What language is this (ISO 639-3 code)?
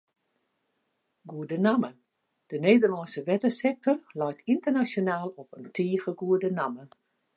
fry